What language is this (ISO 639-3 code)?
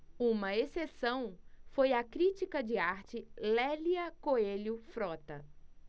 por